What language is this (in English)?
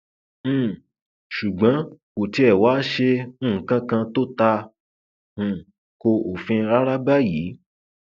Yoruba